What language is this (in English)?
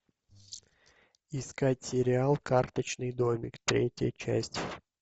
Russian